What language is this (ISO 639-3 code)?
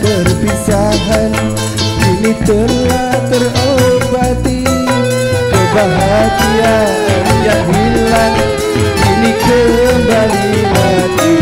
ind